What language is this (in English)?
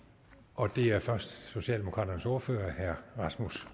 Danish